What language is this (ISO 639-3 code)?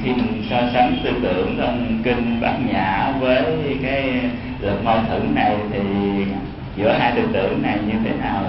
vie